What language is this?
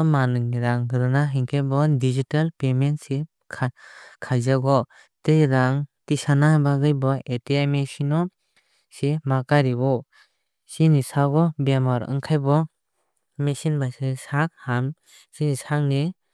Kok Borok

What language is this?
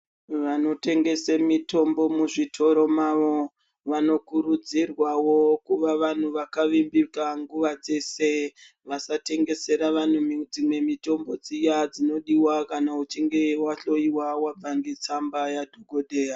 Ndau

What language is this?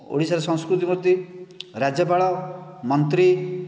Odia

